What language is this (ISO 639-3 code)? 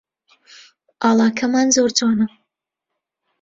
ckb